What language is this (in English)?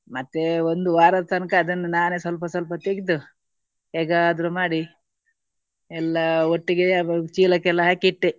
Kannada